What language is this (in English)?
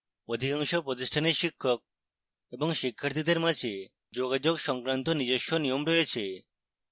Bangla